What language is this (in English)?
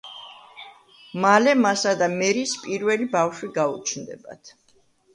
Georgian